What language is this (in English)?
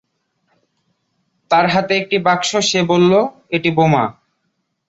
Bangla